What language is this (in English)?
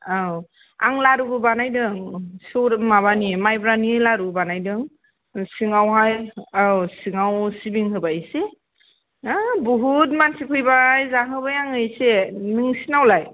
Bodo